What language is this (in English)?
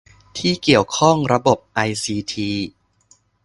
Thai